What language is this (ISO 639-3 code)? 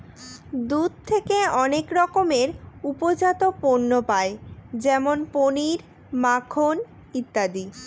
ben